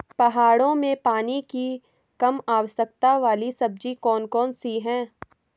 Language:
Hindi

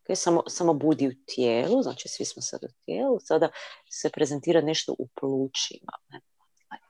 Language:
Croatian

